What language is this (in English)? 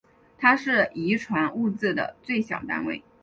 Chinese